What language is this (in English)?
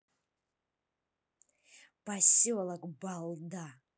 Russian